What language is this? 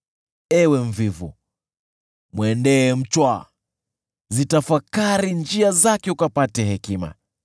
Swahili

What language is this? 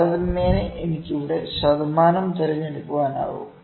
Malayalam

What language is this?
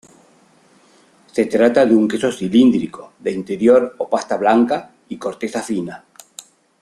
Spanish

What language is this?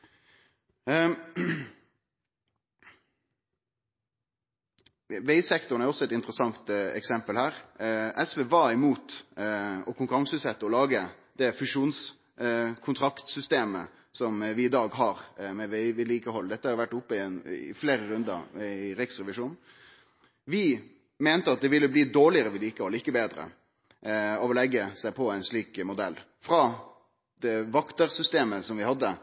Norwegian Nynorsk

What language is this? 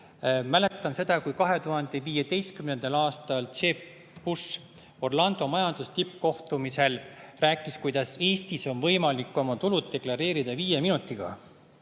Estonian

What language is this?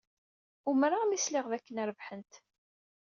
Kabyle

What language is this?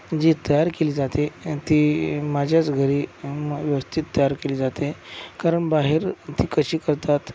Marathi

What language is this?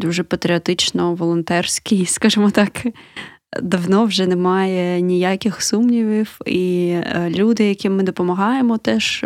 Ukrainian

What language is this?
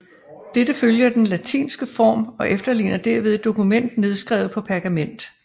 Danish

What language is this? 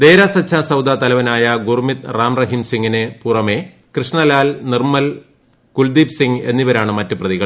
Malayalam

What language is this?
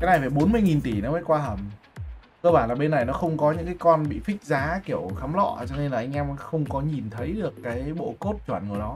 Vietnamese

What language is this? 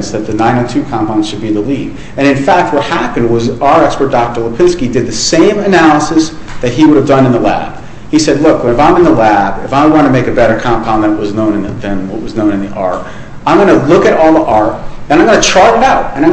English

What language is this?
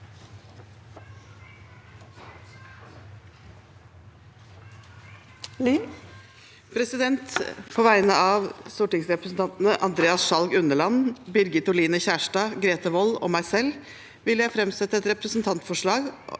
Norwegian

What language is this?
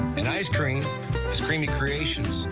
English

